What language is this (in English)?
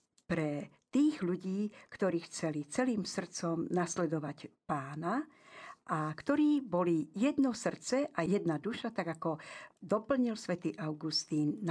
Slovak